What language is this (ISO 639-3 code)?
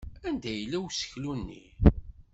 kab